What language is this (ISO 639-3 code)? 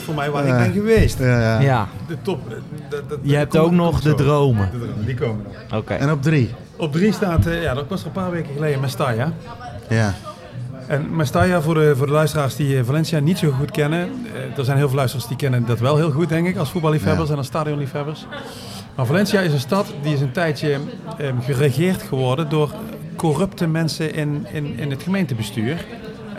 nld